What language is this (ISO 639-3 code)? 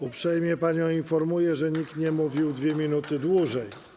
pol